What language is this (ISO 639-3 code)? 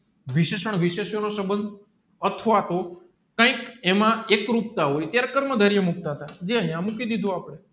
guj